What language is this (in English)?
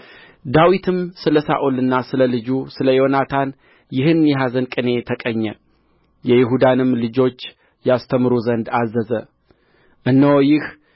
Amharic